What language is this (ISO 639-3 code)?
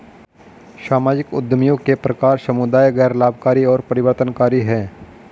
hin